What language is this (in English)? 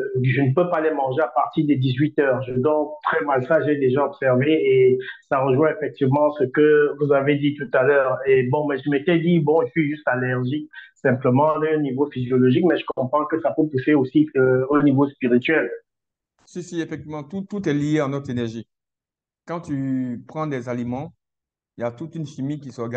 French